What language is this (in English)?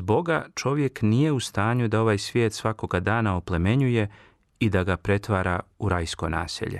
Croatian